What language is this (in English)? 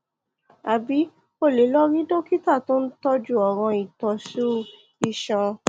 Yoruba